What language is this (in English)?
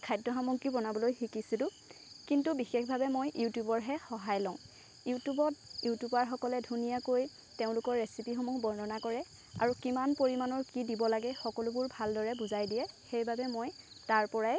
Assamese